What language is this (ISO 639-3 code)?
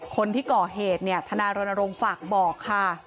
tha